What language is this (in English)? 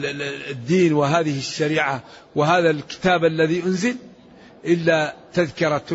Arabic